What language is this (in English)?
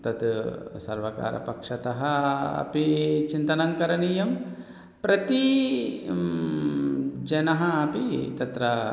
Sanskrit